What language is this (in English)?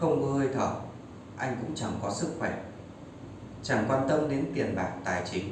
Vietnamese